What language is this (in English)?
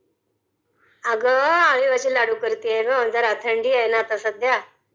Marathi